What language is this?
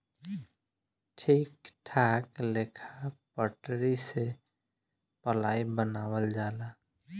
Bhojpuri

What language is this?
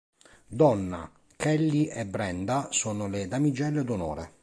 Italian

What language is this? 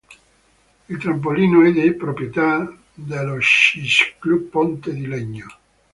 Italian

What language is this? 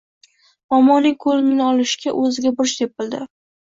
Uzbek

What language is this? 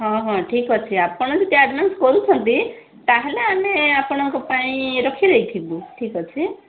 Odia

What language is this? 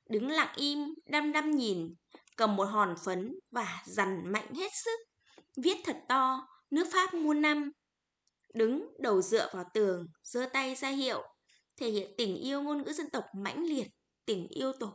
Vietnamese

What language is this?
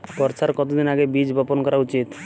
Bangla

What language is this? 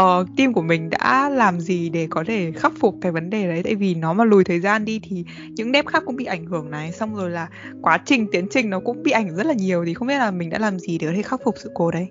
Vietnamese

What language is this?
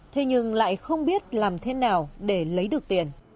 Vietnamese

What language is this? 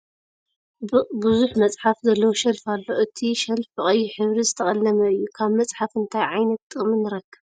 Tigrinya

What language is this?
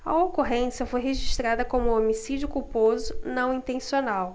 Portuguese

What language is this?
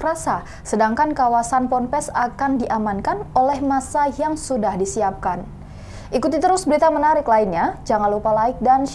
Indonesian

